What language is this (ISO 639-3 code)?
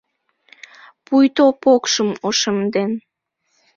chm